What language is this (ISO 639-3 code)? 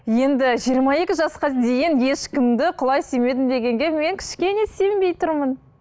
kaz